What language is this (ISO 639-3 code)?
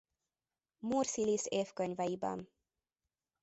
hun